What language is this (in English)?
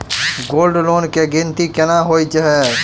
Maithili